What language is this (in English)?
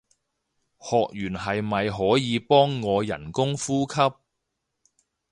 Cantonese